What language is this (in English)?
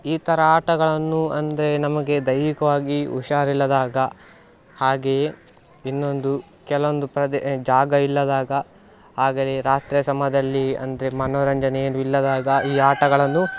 Kannada